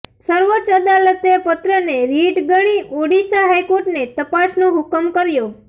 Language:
Gujarati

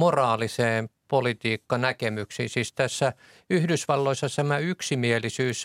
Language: Finnish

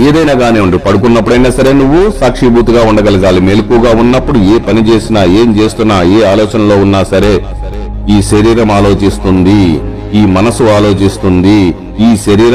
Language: Telugu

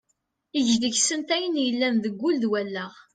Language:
Kabyle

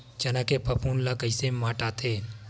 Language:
Chhattisgarhi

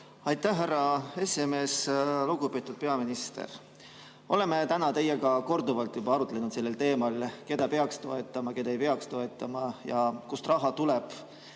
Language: Estonian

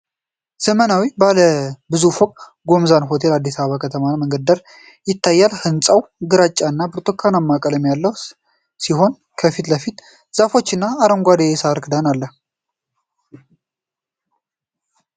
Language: Amharic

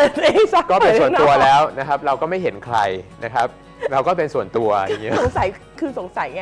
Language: Thai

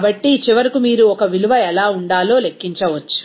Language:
Telugu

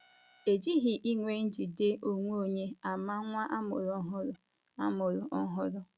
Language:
Igbo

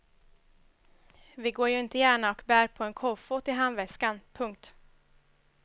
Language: Swedish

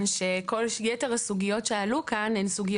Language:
Hebrew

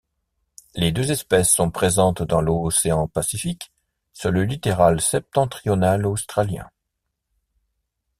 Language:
French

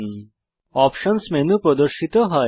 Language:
Bangla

